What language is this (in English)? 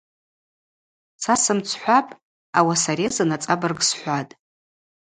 Abaza